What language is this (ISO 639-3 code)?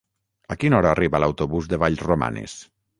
cat